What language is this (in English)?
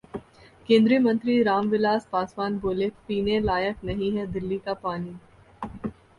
Hindi